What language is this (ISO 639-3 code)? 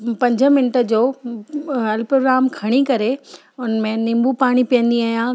snd